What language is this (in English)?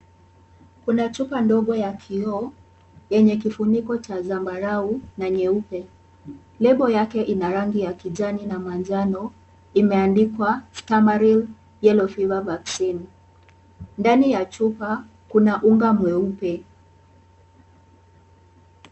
Swahili